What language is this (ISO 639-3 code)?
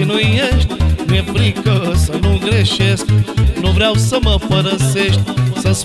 ron